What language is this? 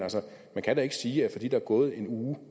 Danish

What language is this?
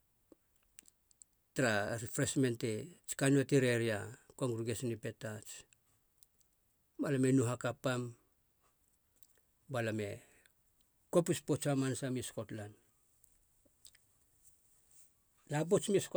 Halia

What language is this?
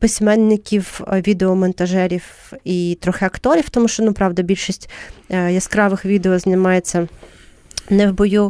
Ukrainian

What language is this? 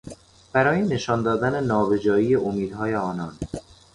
Persian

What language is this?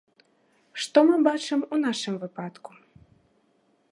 Belarusian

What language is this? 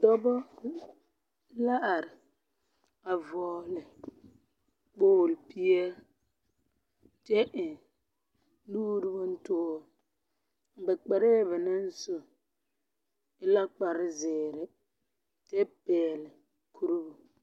Southern Dagaare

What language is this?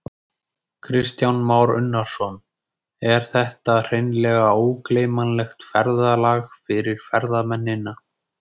Icelandic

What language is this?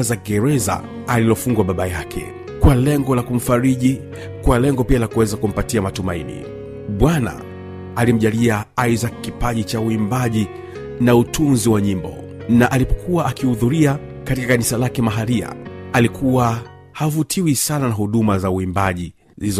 Swahili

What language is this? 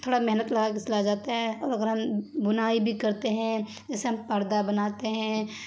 Urdu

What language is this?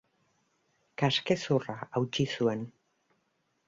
Basque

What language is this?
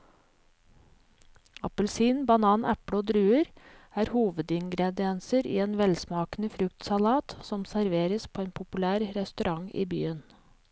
Norwegian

